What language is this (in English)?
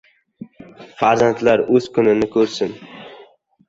Uzbek